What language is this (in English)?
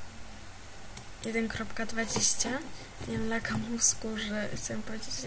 Polish